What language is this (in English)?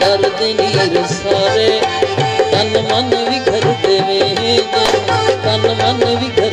Hindi